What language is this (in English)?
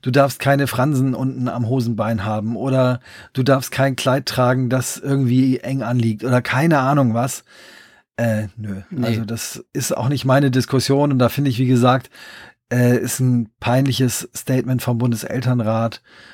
German